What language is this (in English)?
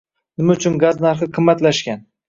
Uzbek